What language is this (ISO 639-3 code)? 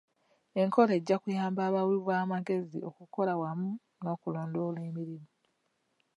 lug